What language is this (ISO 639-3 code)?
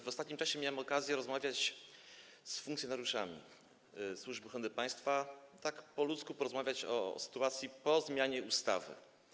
pol